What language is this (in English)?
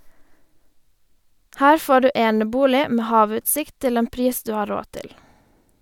Norwegian